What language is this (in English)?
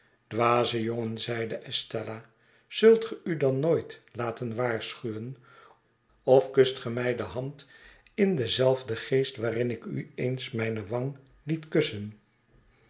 Dutch